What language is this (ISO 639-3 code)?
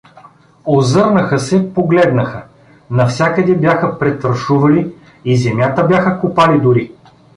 bul